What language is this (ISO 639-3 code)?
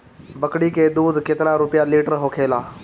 bho